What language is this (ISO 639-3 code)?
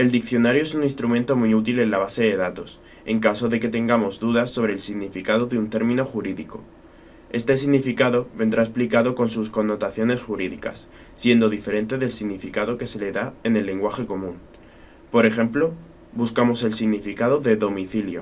spa